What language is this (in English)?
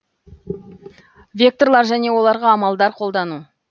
Kazakh